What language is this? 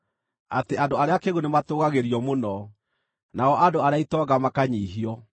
Kikuyu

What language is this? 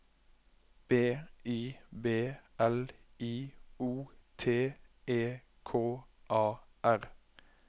Norwegian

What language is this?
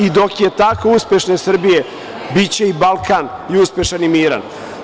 Serbian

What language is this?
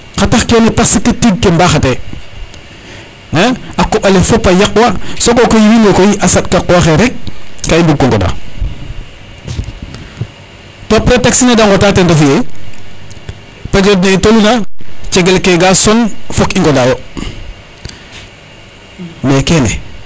Serer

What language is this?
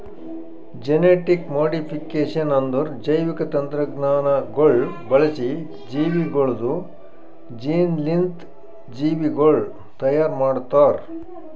Kannada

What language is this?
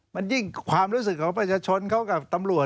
Thai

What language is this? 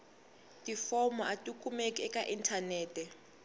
Tsonga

